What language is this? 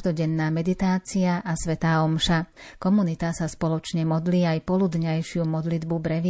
Slovak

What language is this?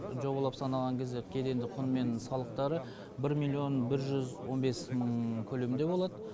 Kazakh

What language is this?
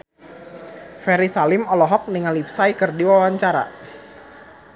Sundanese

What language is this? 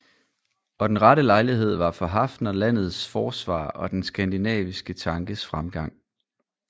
Danish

